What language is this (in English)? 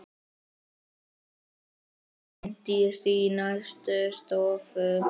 Icelandic